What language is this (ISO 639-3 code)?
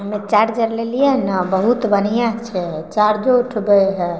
mai